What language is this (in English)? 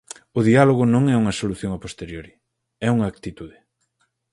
Galician